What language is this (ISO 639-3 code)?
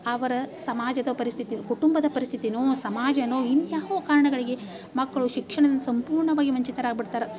kan